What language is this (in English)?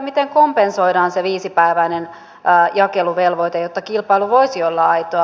Finnish